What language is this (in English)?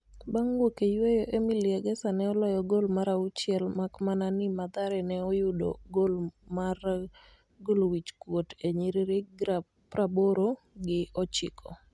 Luo (Kenya and Tanzania)